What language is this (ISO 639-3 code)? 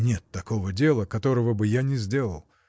rus